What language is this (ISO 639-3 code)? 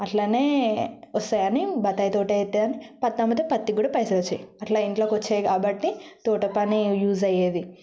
tel